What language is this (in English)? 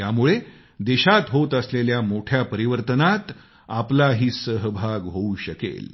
Marathi